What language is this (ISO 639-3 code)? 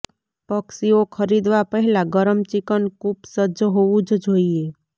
guj